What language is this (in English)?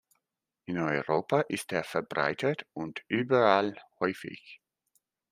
German